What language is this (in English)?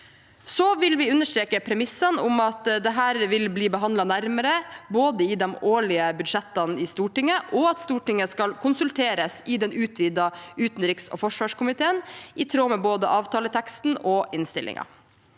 Norwegian